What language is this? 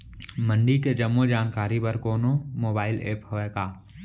Chhattisgarhi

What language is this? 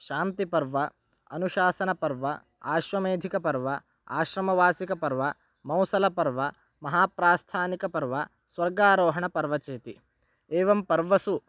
Sanskrit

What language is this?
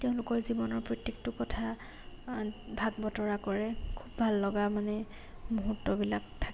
Assamese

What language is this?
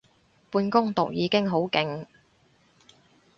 Cantonese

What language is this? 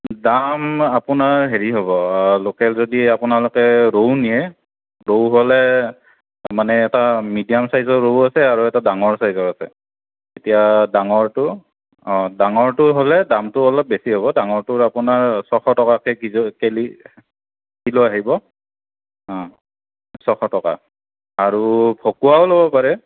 Assamese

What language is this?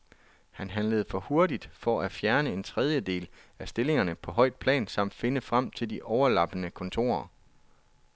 Danish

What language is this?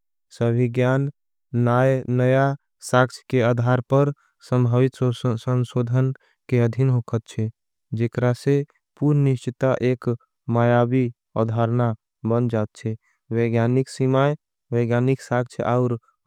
Angika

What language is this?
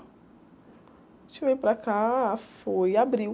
Portuguese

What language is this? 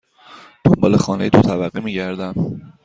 Persian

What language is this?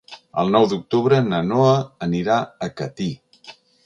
Catalan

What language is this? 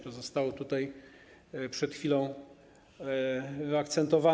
Polish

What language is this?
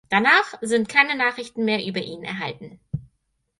German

